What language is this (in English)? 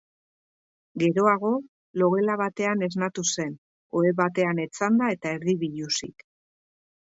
Basque